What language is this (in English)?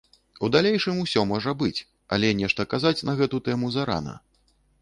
Belarusian